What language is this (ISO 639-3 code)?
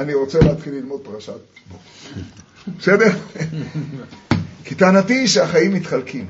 heb